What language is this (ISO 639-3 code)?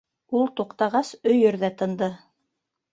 bak